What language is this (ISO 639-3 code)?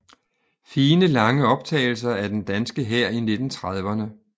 dan